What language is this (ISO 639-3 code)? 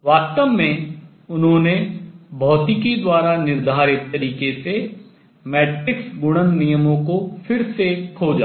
hin